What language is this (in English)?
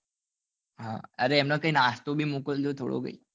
Gujarati